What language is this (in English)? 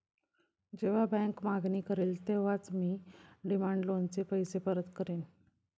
Marathi